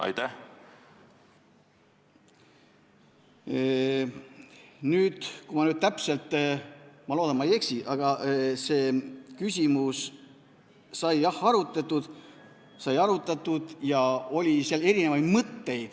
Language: Estonian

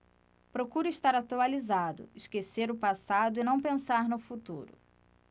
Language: Portuguese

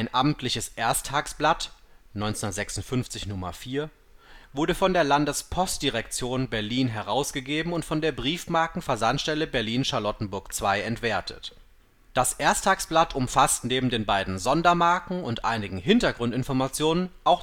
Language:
German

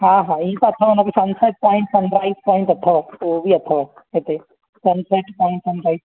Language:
Sindhi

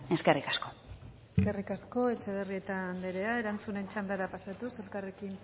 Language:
Basque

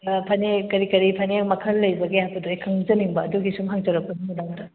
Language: Manipuri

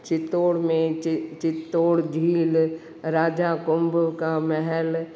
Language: Sindhi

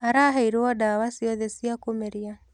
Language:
Kikuyu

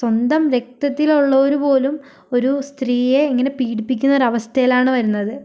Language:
Malayalam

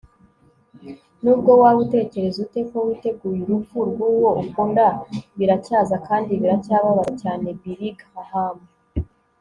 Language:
Kinyarwanda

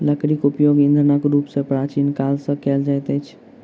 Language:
Maithili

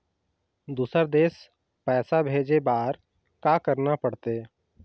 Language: Chhattisgarhi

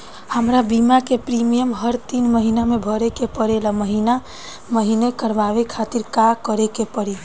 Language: Bhojpuri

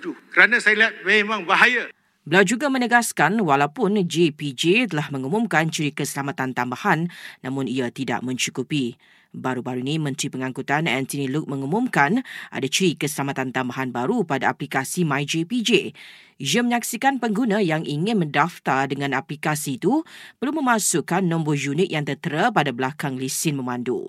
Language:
Malay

